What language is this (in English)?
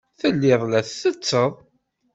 Kabyle